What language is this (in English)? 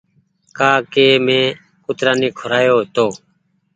Goaria